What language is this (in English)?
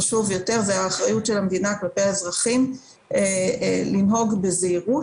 Hebrew